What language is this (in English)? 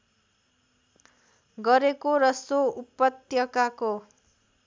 Nepali